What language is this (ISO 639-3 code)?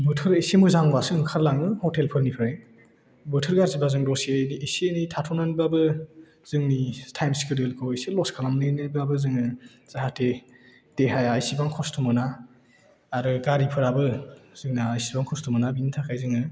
brx